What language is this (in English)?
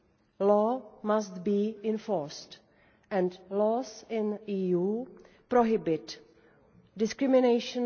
English